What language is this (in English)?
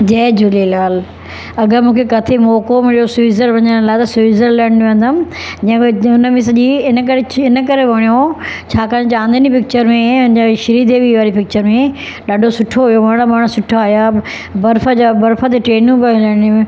Sindhi